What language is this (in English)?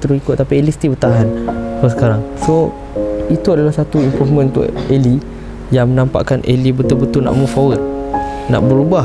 Malay